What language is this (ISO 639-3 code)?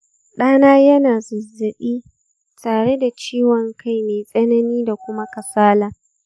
hau